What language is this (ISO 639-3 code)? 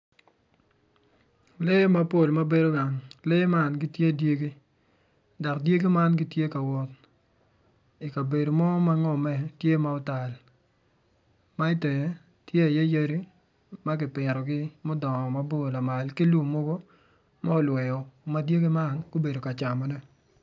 ach